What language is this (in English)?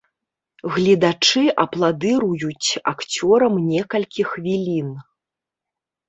Belarusian